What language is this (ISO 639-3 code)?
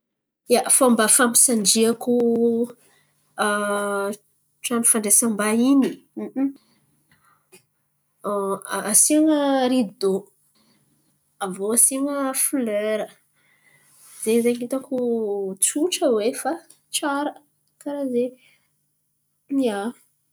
xmv